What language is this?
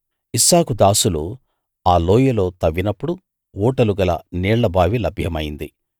Telugu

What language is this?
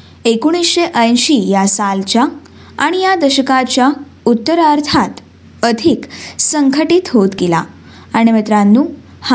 Marathi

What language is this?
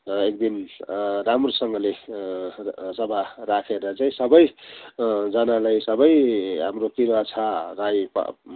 Nepali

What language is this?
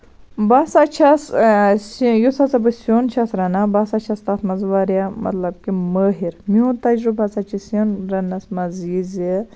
Kashmiri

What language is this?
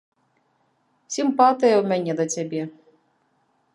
Belarusian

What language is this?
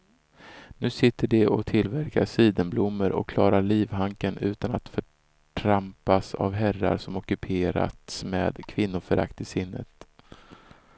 Swedish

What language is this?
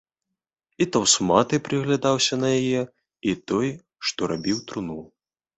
Belarusian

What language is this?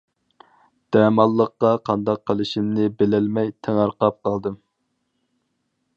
Uyghur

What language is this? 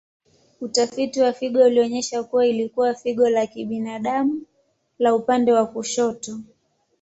Swahili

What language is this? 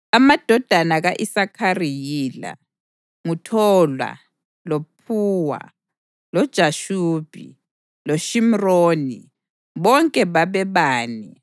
North Ndebele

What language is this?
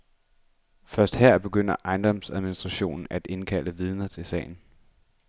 Danish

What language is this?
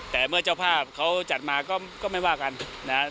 Thai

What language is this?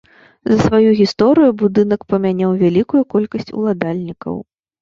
Belarusian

